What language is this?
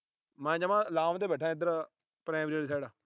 Punjabi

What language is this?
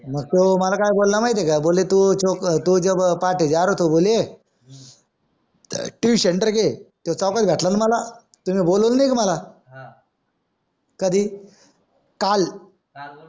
Marathi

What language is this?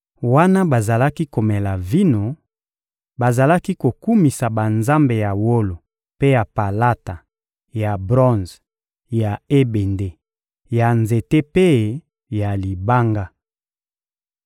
Lingala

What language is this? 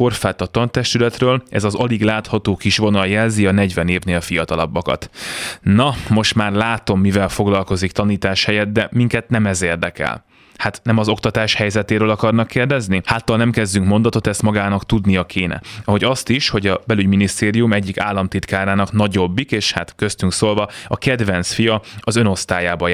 Hungarian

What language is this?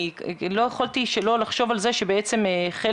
Hebrew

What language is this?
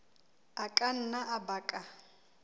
Southern Sotho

